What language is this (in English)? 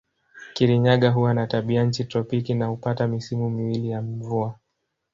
Swahili